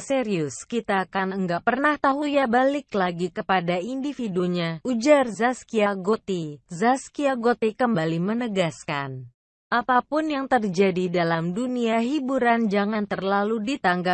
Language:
Indonesian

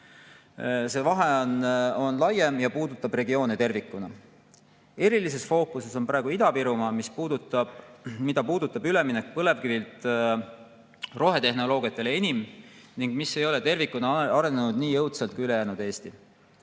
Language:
Estonian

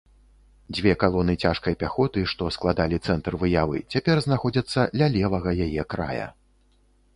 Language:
Belarusian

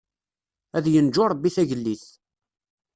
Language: Kabyle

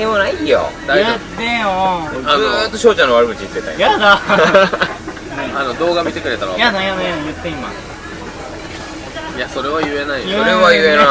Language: Japanese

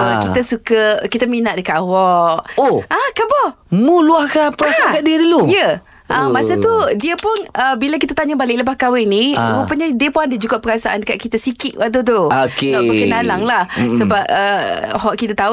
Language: Malay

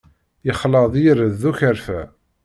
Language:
Kabyle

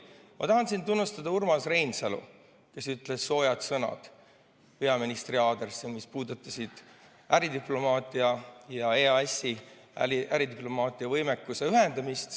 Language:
Estonian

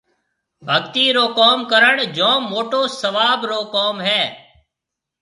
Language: Marwari (Pakistan)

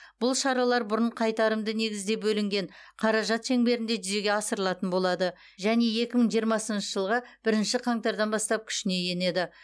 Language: Kazakh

